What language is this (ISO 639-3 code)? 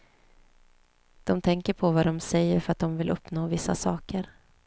swe